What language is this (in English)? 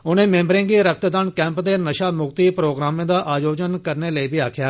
Dogri